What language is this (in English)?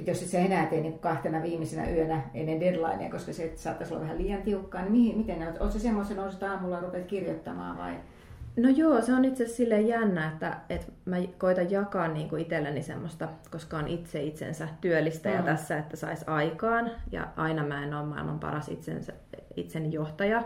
Finnish